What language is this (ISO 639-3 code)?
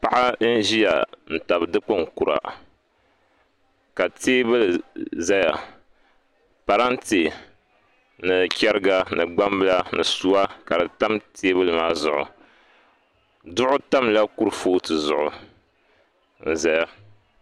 dag